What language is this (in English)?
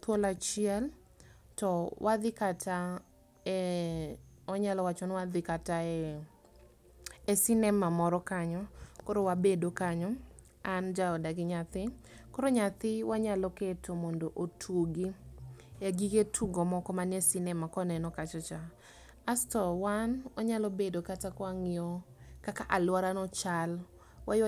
Luo (Kenya and Tanzania)